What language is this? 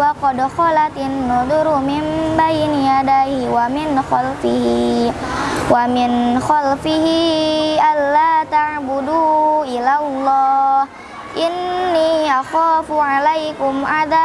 Indonesian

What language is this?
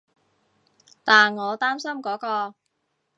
Cantonese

